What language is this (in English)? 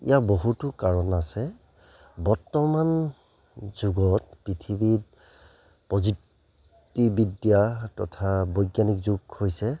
Assamese